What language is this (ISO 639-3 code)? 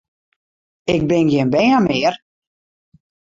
fry